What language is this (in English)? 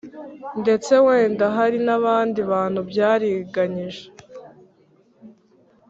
Kinyarwanda